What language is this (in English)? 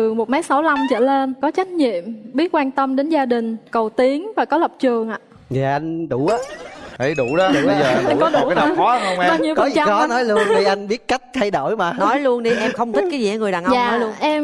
Vietnamese